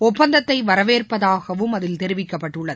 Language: Tamil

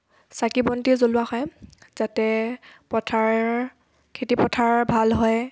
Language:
Assamese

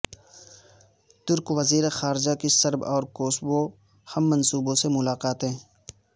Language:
Urdu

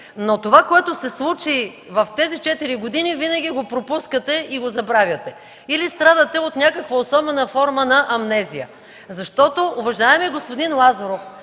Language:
Bulgarian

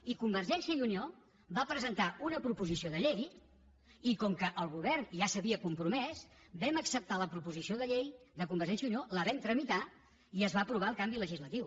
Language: Catalan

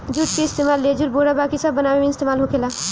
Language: Bhojpuri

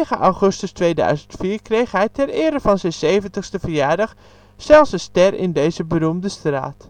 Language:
Dutch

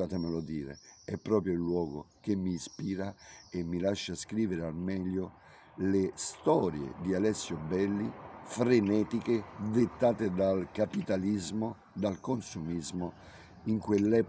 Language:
Italian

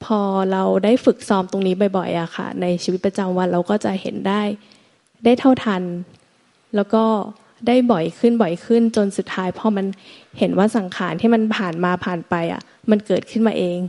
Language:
Thai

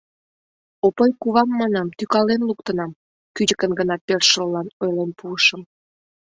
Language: Mari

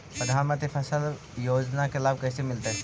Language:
Magahi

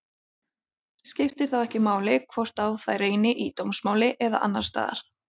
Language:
Icelandic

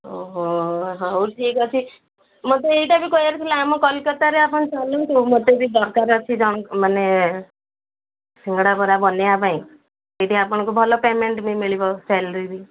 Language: Odia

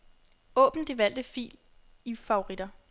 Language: Danish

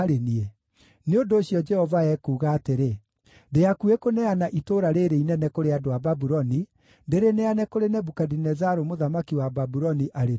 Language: Kikuyu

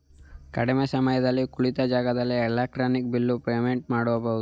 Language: Kannada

